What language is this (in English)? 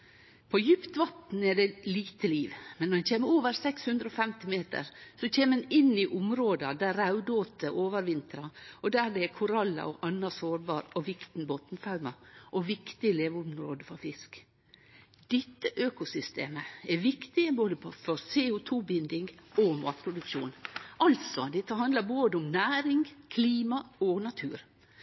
Norwegian Nynorsk